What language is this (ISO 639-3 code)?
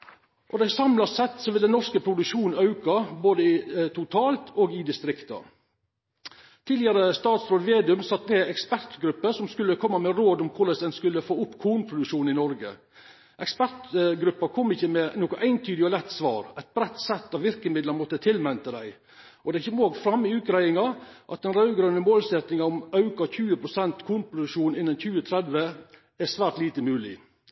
nno